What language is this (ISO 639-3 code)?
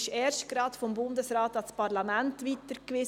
gsw